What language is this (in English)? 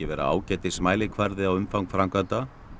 Icelandic